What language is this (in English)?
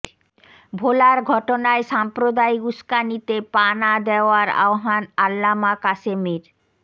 Bangla